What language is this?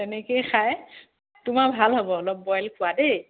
Assamese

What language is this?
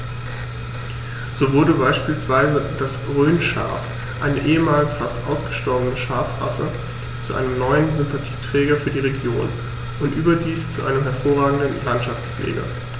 German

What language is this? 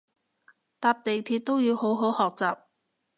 Cantonese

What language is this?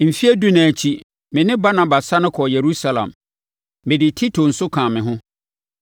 Akan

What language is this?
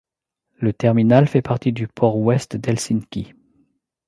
French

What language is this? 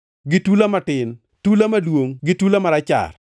Luo (Kenya and Tanzania)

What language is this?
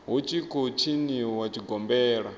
Venda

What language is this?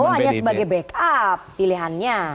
Indonesian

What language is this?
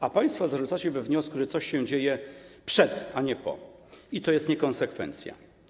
Polish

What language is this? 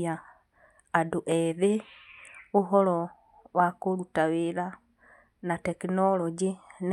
Kikuyu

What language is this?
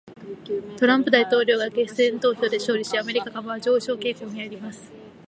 Japanese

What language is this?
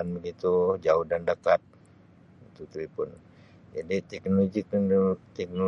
Sabah Malay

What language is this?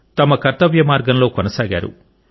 Telugu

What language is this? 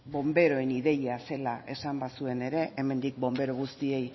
Basque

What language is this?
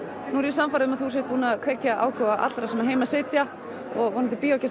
Icelandic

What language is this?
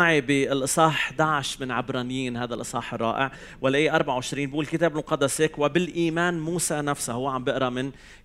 Arabic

